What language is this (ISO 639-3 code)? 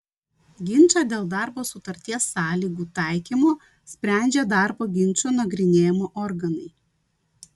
lit